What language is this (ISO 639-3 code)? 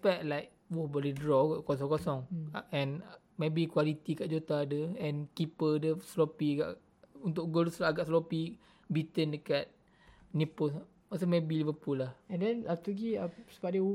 msa